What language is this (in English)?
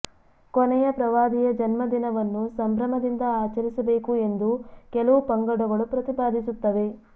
Kannada